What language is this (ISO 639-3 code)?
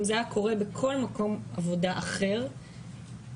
heb